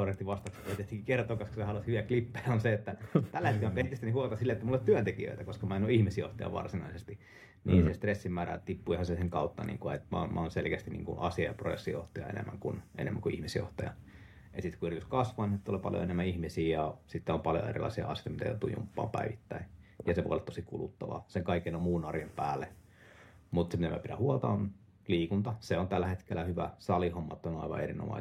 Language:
Finnish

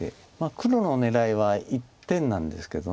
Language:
Japanese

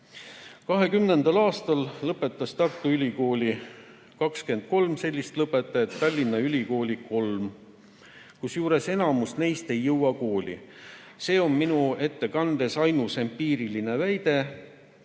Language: Estonian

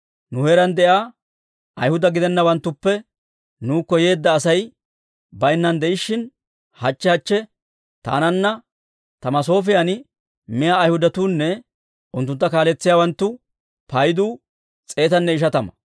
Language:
Dawro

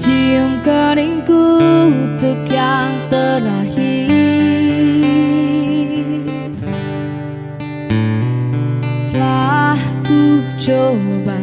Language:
Indonesian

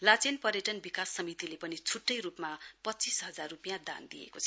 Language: Nepali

